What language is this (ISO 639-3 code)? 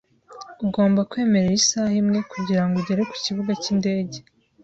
kin